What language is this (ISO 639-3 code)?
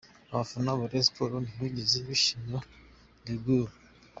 kin